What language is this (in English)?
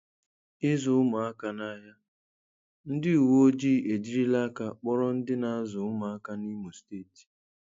Igbo